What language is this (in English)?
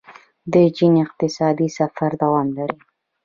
Pashto